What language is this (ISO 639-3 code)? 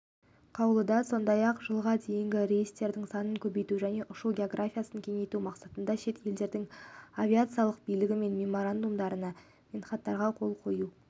kaz